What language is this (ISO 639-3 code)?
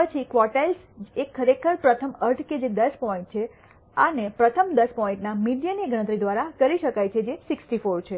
guj